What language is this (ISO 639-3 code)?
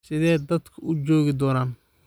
som